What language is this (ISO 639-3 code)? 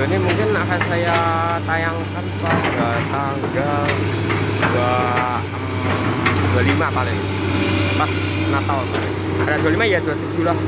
ind